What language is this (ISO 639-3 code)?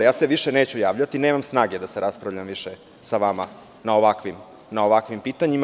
srp